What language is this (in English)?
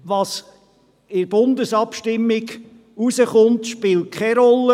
Swiss German